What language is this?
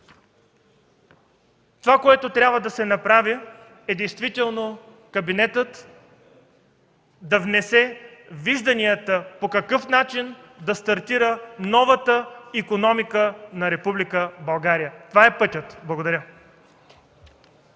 Bulgarian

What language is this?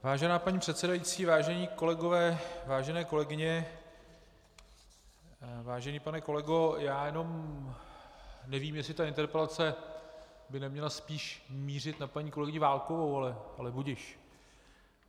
Czech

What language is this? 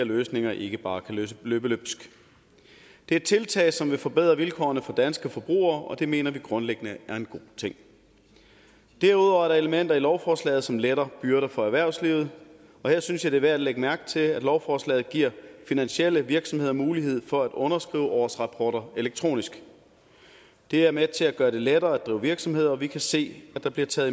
Danish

